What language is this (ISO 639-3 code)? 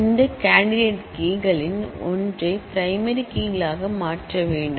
tam